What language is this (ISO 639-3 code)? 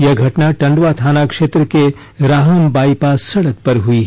hin